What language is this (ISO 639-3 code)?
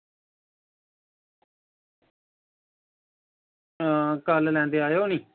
doi